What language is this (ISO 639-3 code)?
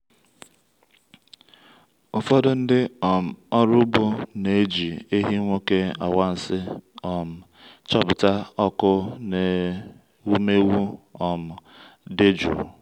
ibo